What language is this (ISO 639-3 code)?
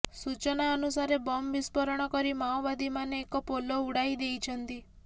ori